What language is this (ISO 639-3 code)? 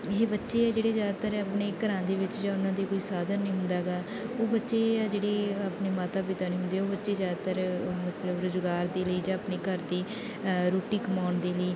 pan